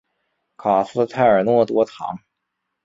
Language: Chinese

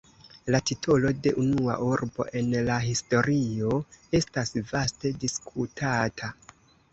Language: Esperanto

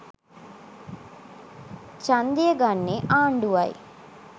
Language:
Sinhala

